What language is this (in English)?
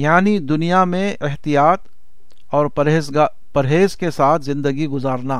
Urdu